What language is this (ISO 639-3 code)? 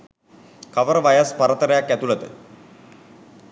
sin